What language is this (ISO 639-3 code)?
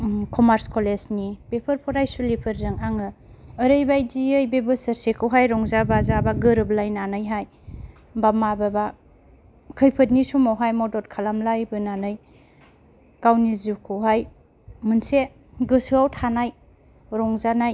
brx